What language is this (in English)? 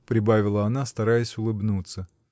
Russian